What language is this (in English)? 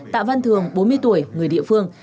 Vietnamese